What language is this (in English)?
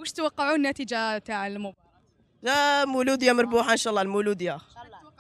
Arabic